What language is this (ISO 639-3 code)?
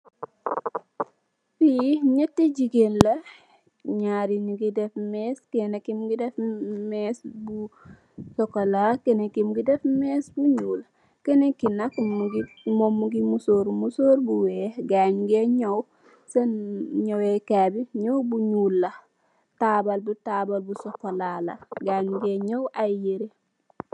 wol